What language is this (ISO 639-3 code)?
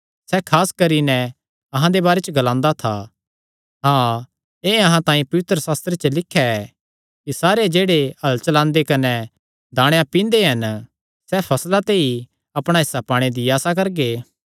xnr